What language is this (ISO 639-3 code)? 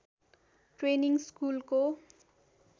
nep